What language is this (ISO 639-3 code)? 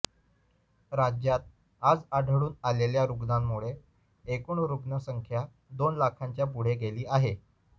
mar